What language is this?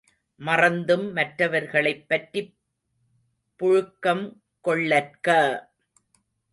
Tamil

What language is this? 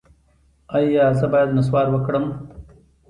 Pashto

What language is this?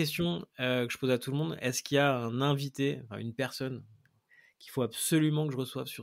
French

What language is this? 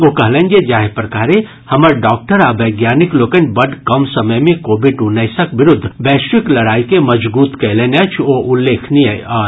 Maithili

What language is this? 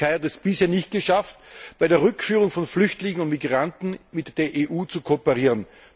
German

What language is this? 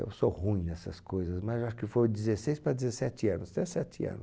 Portuguese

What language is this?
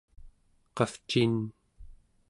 Central Yupik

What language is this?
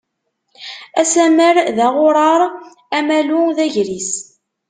Kabyle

